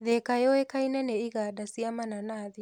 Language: Kikuyu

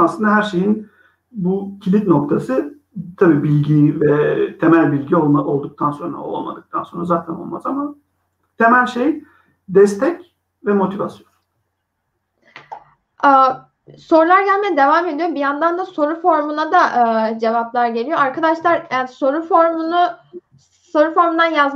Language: Turkish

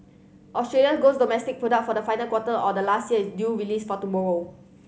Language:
English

